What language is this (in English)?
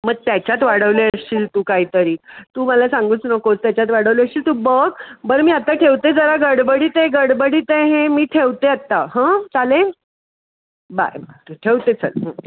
Marathi